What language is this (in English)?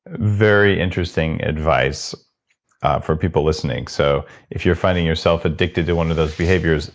English